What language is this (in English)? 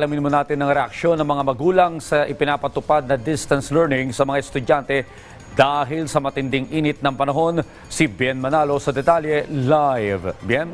Filipino